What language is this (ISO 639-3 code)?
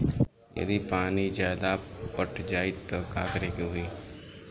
bho